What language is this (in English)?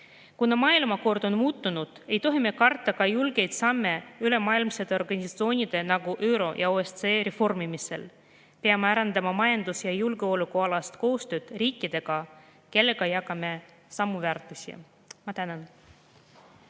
Estonian